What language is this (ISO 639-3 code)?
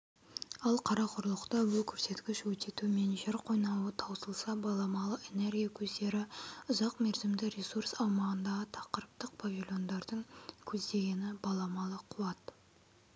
kaz